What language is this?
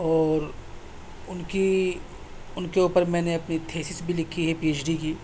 Urdu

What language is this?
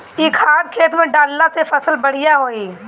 Bhojpuri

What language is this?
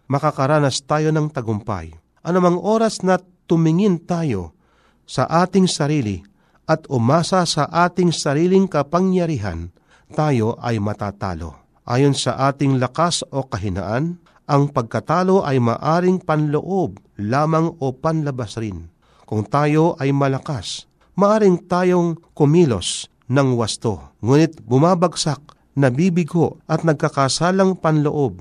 Filipino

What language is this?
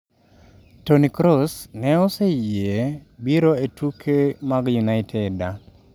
Luo (Kenya and Tanzania)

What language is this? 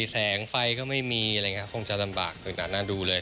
Thai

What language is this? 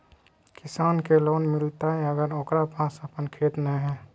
Magahi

